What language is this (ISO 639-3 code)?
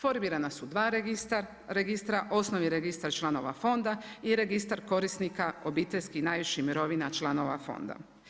hrv